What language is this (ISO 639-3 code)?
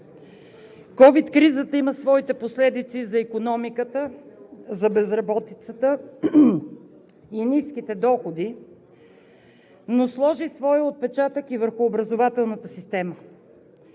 bul